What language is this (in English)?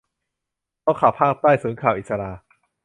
Thai